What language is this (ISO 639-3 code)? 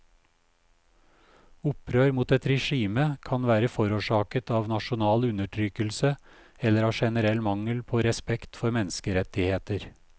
nor